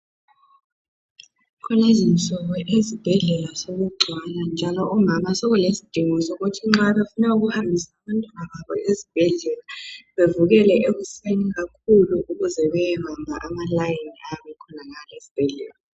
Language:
North Ndebele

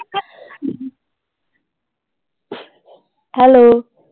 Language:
Punjabi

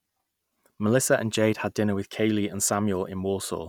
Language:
English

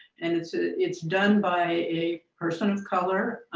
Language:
English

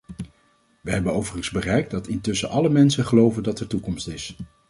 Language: Dutch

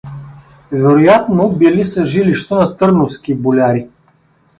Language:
Bulgarian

